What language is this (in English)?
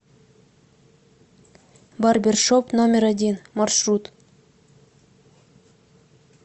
Russian